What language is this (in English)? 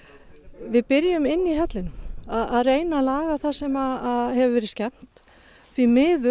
Icelandic